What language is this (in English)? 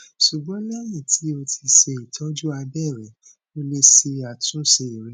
Yoruba